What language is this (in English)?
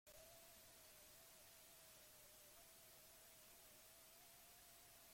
Basque